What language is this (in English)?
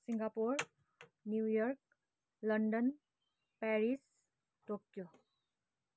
Nepali